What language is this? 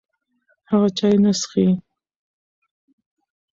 Pashto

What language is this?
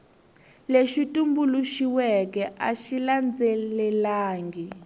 Tsonga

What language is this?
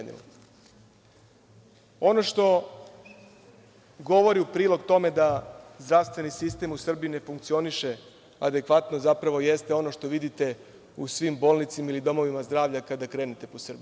Serbian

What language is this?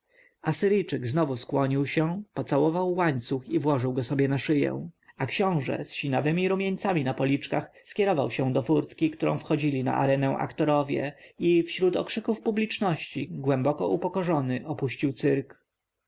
Polish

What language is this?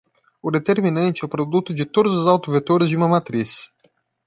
Portuguese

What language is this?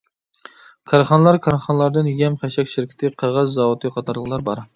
Uyghur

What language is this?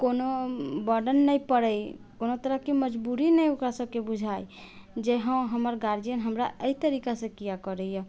Maithili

